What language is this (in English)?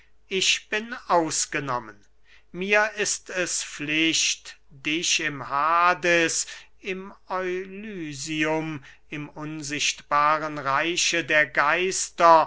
German